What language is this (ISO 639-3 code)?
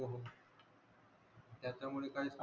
mar